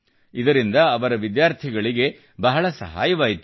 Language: Kannada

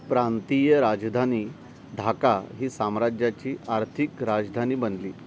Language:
Marathi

